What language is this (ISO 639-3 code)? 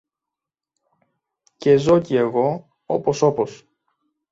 ell